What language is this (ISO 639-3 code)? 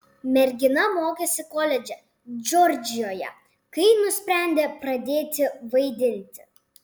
lit